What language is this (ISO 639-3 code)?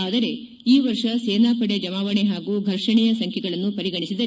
kan